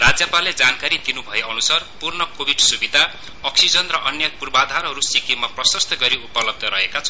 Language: Nepali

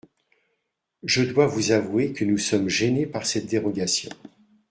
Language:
French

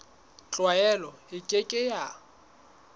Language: Southern Sotho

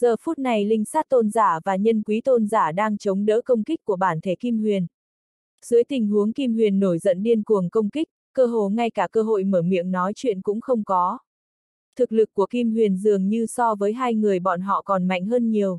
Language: Vietnamese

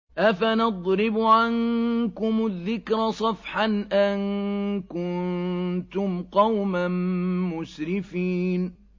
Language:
Arabic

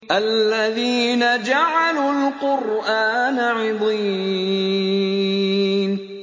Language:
Arabic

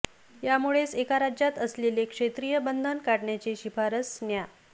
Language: Marathi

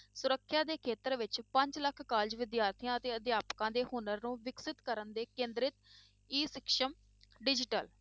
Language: Punjabi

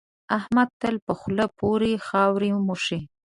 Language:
Pashto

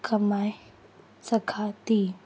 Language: Sindhi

